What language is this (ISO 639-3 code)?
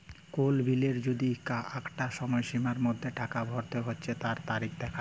ben